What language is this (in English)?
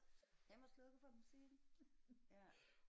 Danish